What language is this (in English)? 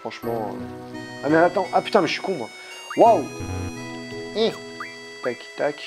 French